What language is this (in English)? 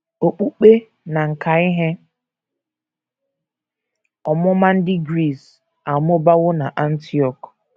Igbo